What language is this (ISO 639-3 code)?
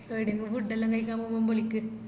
mal